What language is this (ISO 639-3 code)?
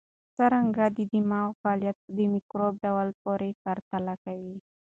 pus